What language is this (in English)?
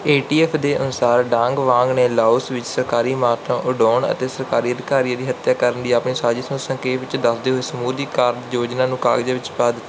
Punjabi